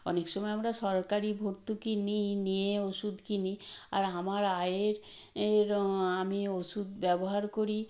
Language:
Bangla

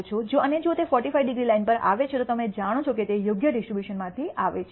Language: Gujarati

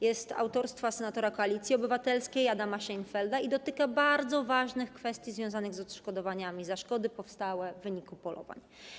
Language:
Polish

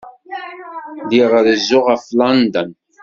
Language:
Kabyle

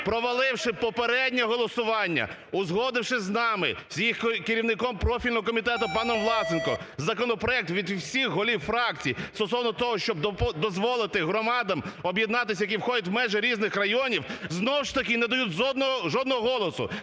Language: Ukrainian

